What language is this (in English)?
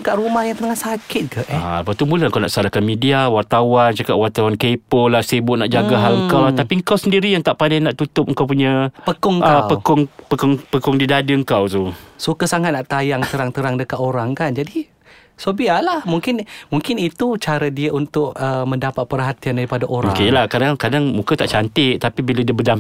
Malay